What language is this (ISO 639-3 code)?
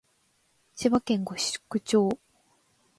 jpn